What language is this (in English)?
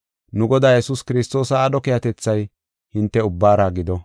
Gofa